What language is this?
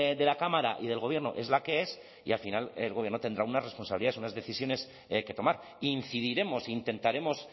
Spanish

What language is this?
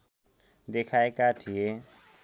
Nepali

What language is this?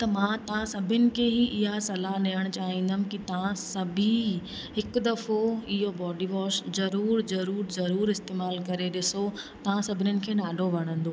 Sindhi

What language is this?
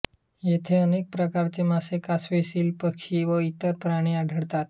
Marathi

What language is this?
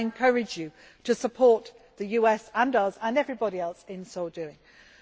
English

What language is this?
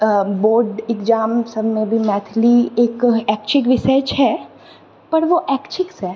Maithili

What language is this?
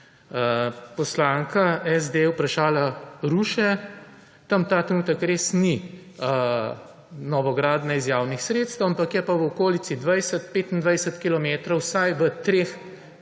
Slovenian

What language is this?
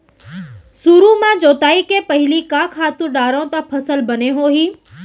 Chhattisgarhi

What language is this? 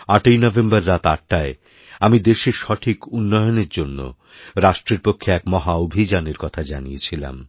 Bangla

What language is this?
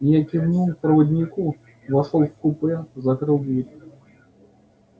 Russian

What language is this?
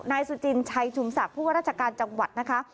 Thai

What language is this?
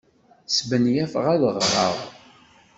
Kabyle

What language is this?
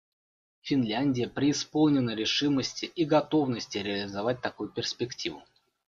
Russian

